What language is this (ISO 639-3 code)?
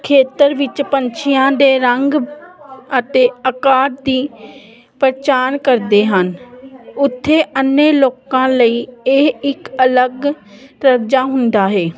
pan